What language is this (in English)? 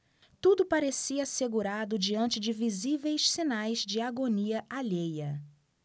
Portuguese